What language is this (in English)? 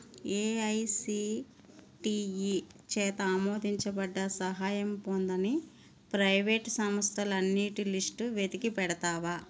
Telugu